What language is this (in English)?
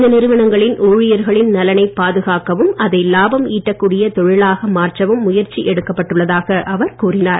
Tamil